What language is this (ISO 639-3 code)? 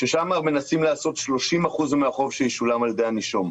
heb